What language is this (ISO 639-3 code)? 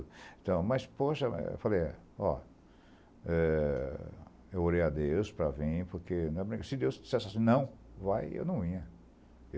por